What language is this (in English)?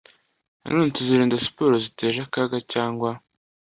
Kinyarwanda